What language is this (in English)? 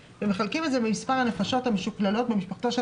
Hebrew